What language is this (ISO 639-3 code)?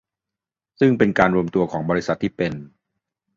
tha